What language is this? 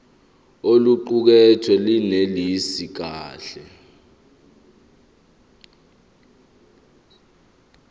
Zulu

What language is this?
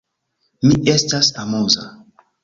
Esperanto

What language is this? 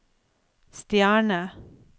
Norwegian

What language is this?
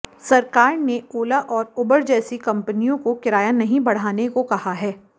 Hindi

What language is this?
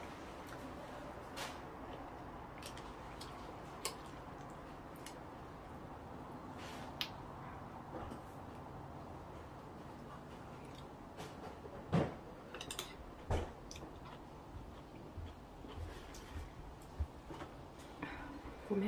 Thai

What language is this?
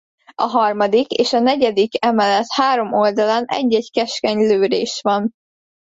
Hungarian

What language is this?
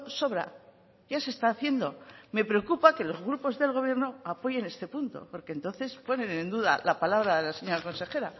Spanish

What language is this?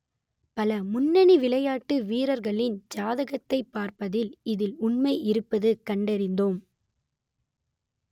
Tamil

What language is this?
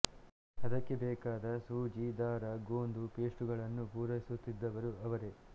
Kannada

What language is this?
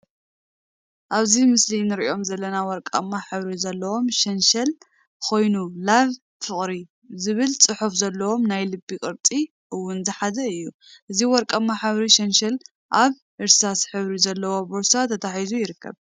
Tigrinya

